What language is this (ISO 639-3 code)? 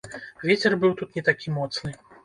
bel